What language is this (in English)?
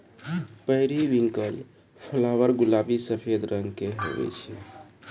Maithili